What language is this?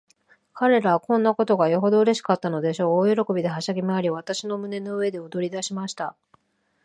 Japanese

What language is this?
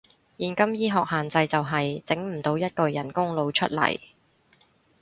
Cantonese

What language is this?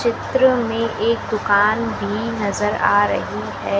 Hindi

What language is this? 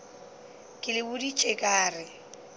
Northern Sotho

